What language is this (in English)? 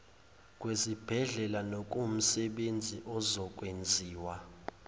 Zulu